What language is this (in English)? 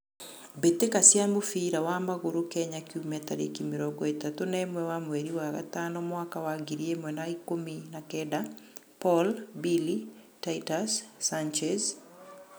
Kikuyu